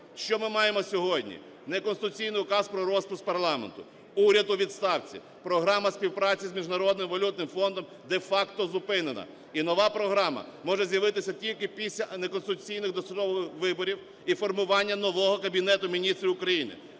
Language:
Ukrainian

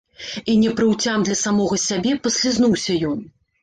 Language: Belarusian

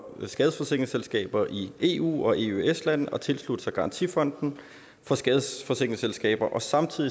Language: Danish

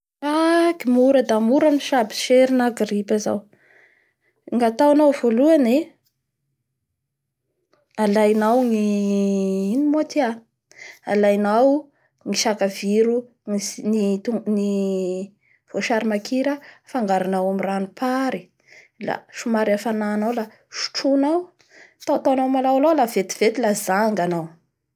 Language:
Bara Malagasy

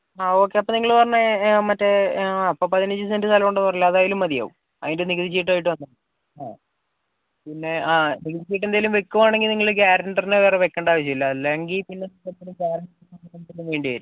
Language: Malayalam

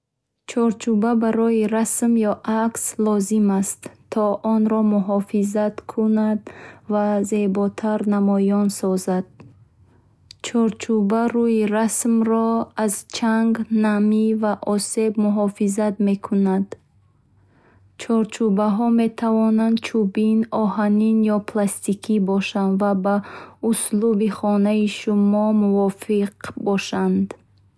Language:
Bukharic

